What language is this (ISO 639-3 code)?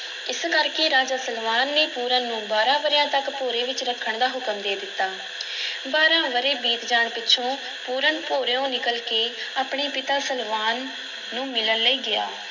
pan